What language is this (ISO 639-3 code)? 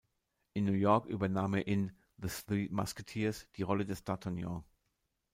deu